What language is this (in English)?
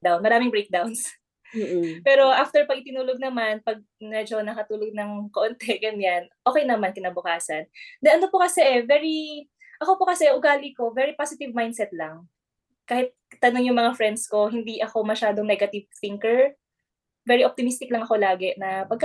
Filipino